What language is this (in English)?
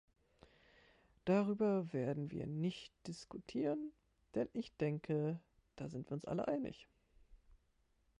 German